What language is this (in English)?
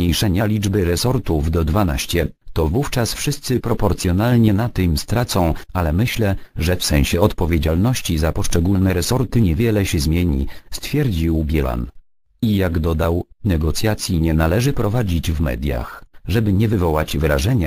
Polish